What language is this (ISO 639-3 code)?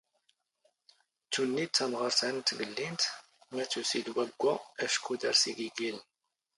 zgh